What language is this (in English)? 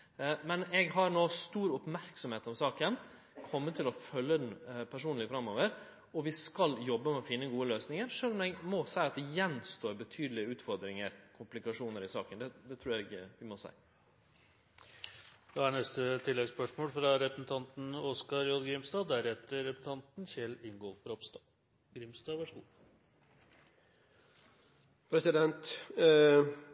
Norwegian Nynorsk